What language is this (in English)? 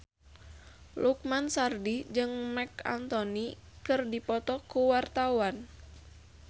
Sundanese